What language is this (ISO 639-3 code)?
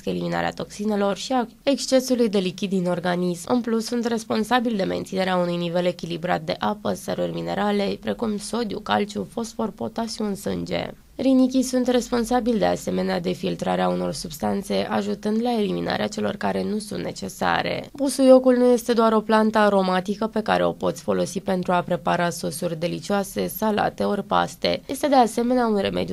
ron